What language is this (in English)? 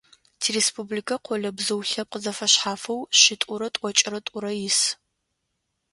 Adyghe